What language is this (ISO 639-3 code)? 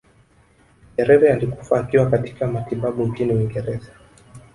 swa